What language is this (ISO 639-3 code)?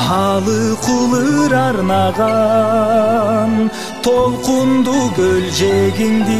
ron